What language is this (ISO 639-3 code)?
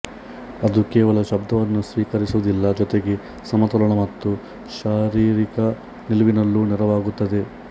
kan